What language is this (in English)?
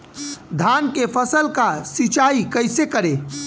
Bhojpuri